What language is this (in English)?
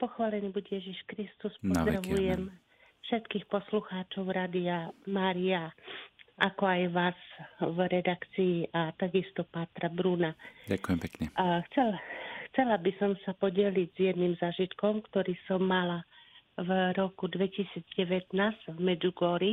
Slovak